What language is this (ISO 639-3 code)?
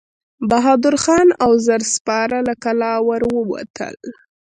pus